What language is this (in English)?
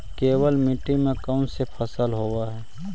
Magahi